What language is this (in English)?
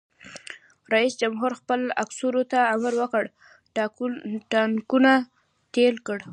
Pashto